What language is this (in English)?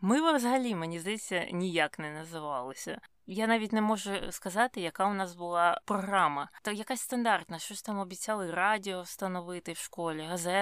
Ukrainian